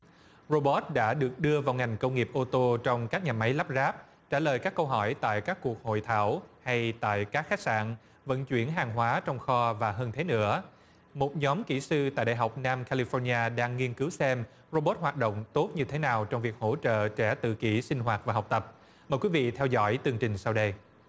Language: Vietnamese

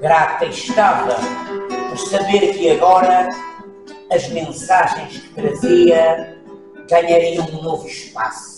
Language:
Portuguese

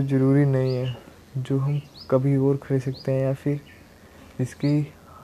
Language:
Hindi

